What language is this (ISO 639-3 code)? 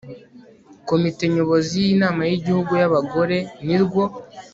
kin